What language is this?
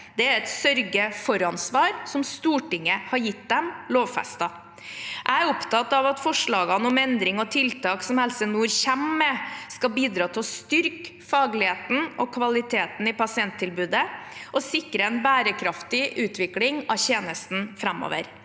Norwegian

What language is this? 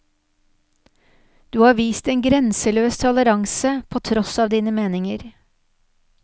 Norwegian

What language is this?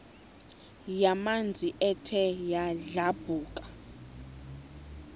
Xhosa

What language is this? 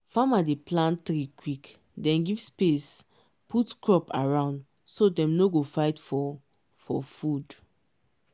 Nigerian Pidgin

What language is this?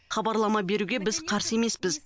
Kazakh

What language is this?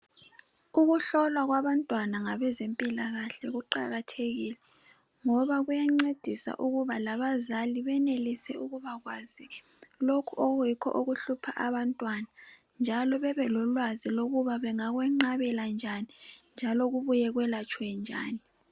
North Ndebele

